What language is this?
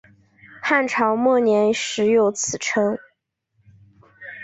Chinese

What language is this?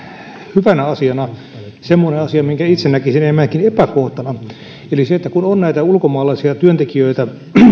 Finnish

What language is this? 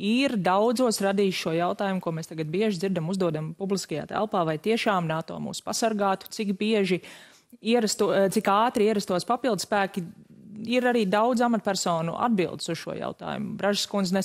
Latvian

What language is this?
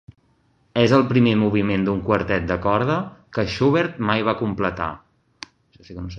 Catalan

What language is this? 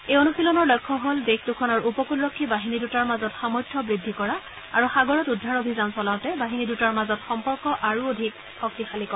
Assamese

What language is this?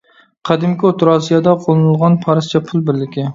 Uyghur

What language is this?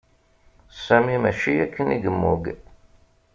Kabyle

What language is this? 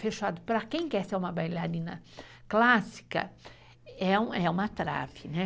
Portuguese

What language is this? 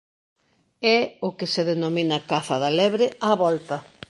Galician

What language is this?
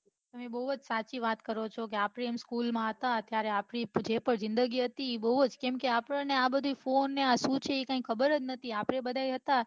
Gujarati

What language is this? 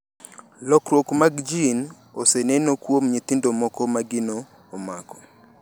Luo (Kenya and Tanzania)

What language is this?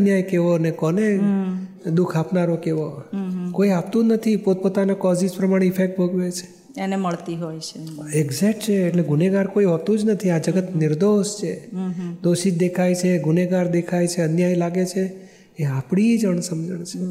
Gujarati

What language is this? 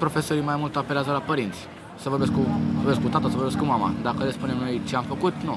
Romanian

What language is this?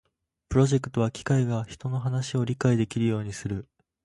Japanese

